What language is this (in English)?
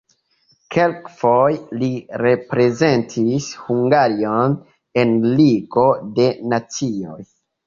Esperanto